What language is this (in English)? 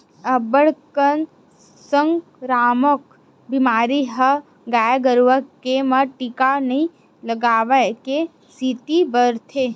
Chhattisgarhi